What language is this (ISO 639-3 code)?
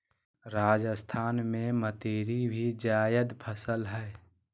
mag